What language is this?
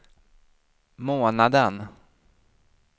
Swedish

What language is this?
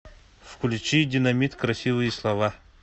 Russian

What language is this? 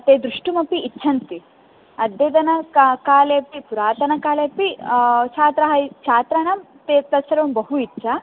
Sanskrit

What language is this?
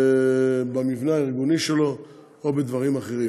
Hebrew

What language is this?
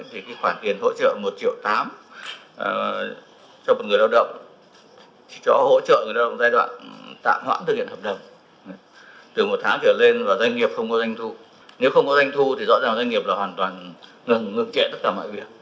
Vietnamese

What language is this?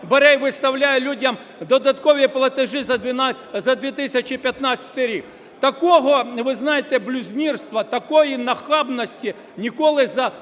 Ukrainian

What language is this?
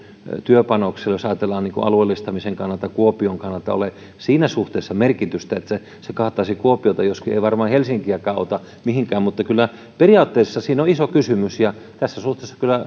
Finnish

